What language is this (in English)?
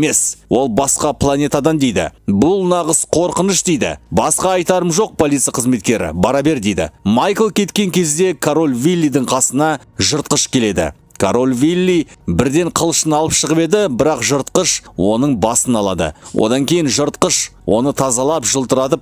Turkish